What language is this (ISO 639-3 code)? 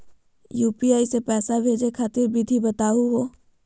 mag